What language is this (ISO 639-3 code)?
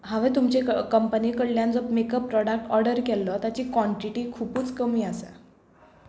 kok